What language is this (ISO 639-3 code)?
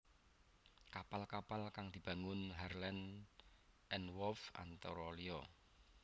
jav